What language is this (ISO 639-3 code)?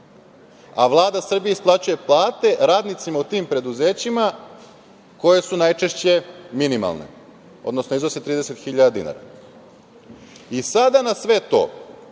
srp